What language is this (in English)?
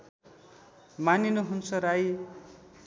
Nepali